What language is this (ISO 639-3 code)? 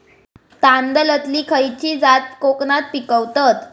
mar